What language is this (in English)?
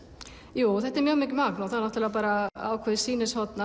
Icelandic